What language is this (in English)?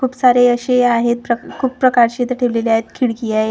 Marathi